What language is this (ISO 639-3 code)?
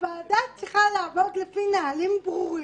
heb